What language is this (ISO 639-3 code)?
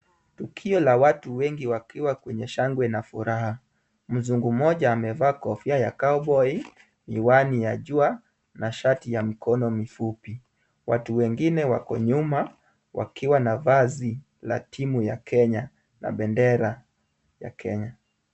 swa